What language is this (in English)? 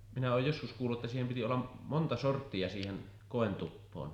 Finnish